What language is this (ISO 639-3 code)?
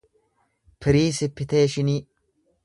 orm